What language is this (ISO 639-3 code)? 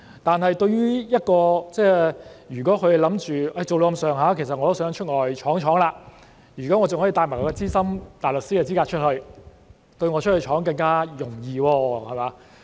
yue